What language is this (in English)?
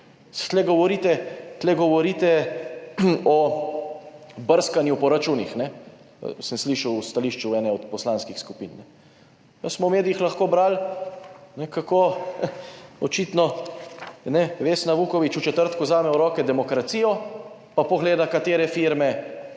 Slovenian